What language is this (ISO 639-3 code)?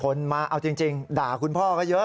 tha